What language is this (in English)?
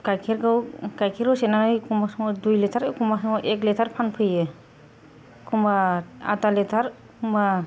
Bodo